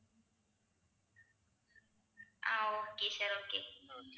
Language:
Tamil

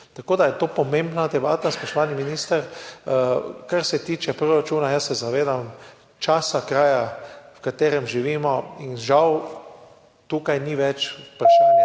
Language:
Slovenian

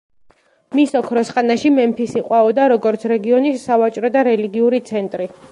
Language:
Georgian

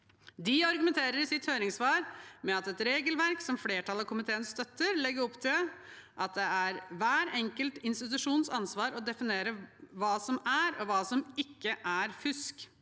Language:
Norwegian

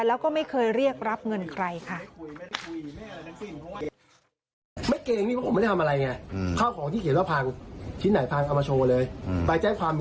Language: Thai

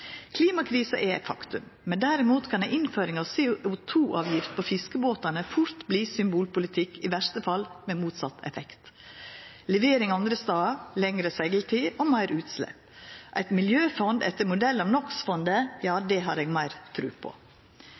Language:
Norwegian Nynorsk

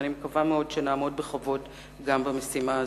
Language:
Hebrew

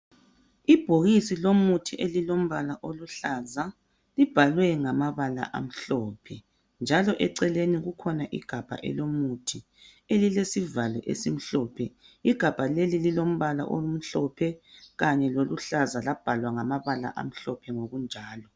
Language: North Ndebele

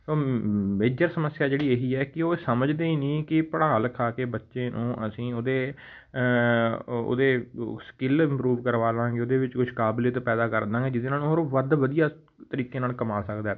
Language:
Punjabi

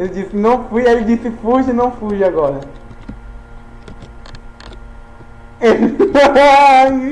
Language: Portuguese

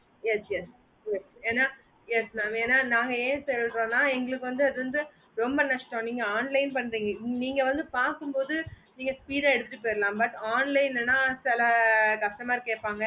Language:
Tamil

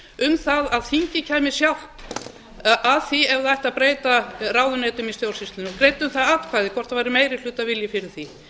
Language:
Icelandic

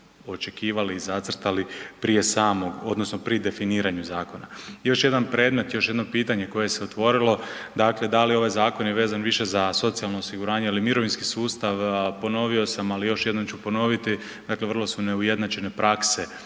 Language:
Croatian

